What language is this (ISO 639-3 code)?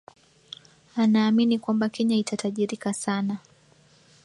swa